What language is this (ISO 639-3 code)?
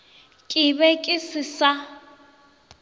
nso